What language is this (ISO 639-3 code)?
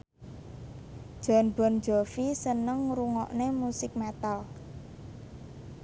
jav